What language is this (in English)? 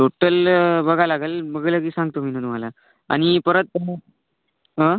Marathi